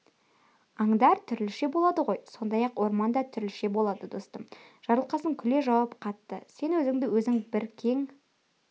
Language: Kazakh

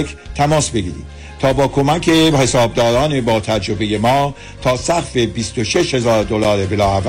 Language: Persian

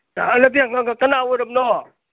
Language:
Manipuri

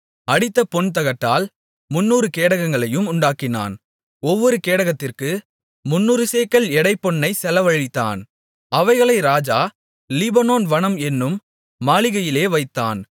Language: Tamil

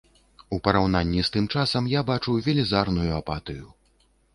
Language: Belarusian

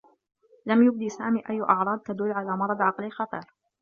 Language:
Arabic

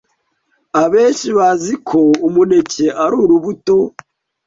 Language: Kinyarwanda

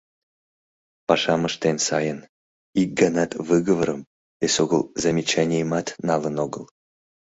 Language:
Mari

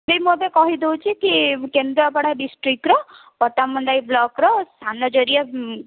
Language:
Odia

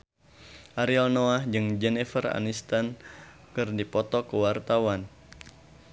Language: Sundanese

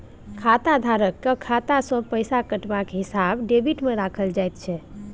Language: Maithili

